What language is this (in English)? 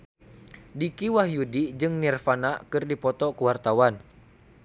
Sundanese